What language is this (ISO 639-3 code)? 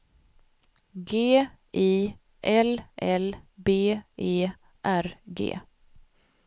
swe